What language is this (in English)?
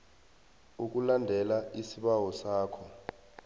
South Ndebele